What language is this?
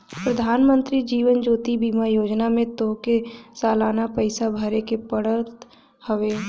Bhojpuri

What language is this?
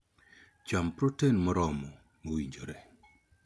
Luo (Kenya and Tanzania)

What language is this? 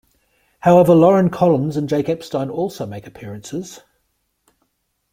English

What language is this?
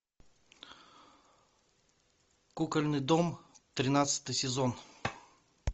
Russian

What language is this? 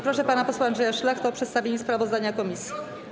Polish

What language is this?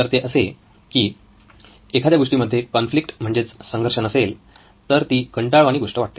Marathi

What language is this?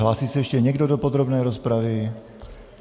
Czech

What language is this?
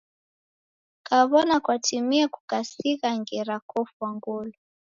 Taita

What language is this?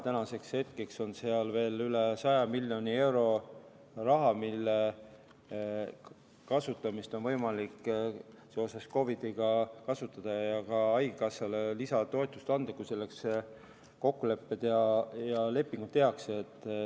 Estonian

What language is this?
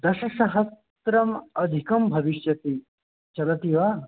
Sanskrit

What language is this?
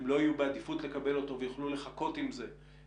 Hebrew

